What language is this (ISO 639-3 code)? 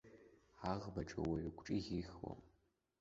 abk